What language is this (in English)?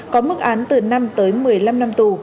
Vietnamese